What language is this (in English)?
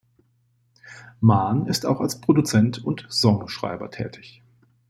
German